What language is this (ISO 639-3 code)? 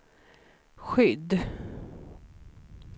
swe